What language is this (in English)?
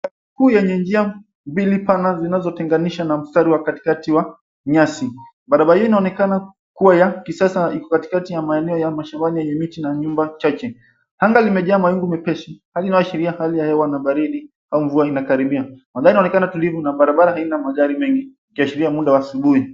Swahili